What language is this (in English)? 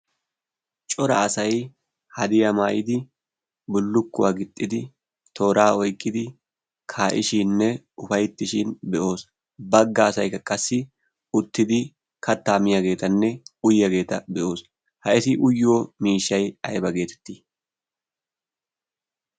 Wolaytta